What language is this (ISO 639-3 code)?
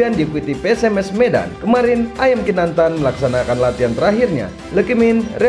ind